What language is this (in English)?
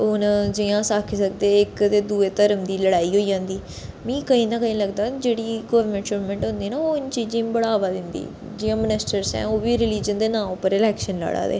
Dogri